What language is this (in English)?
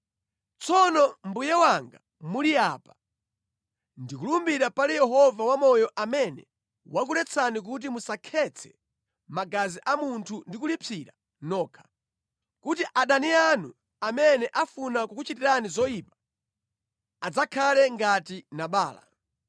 Nyanja